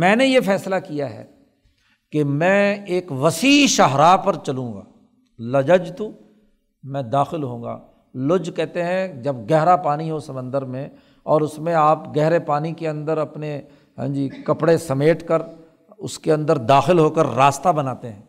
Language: Urdu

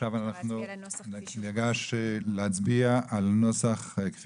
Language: Hebrew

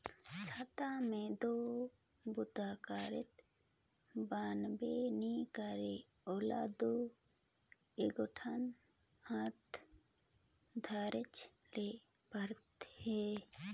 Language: Chhattisgarhi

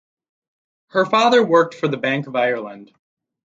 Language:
English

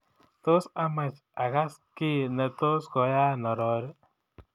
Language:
Kalenjin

